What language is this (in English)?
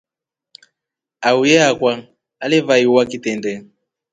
Rombo